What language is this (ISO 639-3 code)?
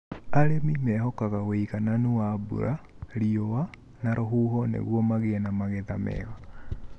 kik